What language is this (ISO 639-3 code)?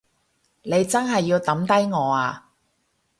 yue